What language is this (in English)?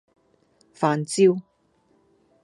Cantonese